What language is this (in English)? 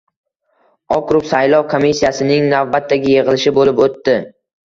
Uzbek